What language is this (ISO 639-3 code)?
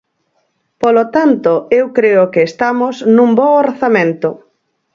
glg